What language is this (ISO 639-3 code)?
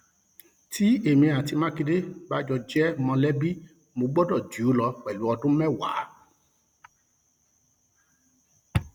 yor